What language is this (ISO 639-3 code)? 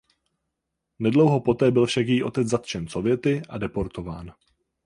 ces